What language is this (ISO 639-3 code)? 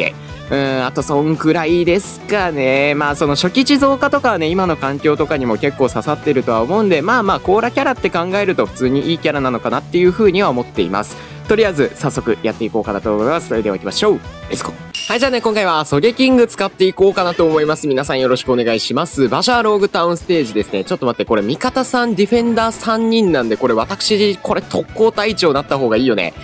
jpn